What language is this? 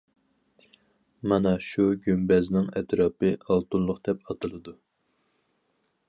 Uyghur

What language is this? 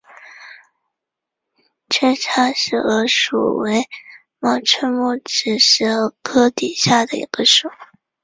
Chinese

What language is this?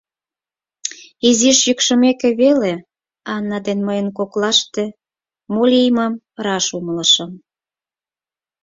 Mari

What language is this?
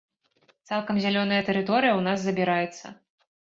Belarusian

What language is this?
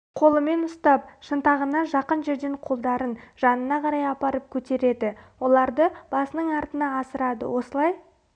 Kazakh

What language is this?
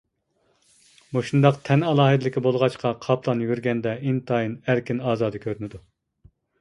Uyghur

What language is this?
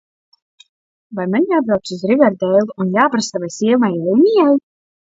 Latvian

